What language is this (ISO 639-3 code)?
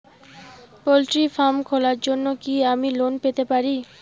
ben